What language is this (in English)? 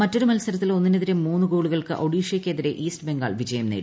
Malayalam